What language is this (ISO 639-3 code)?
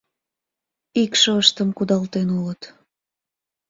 chm